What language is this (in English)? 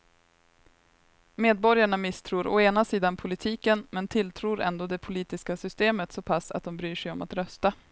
Swedish